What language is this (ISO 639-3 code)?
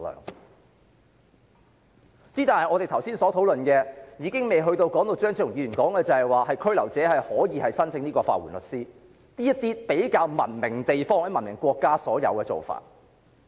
yue